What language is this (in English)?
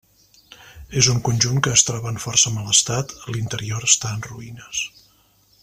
Catalan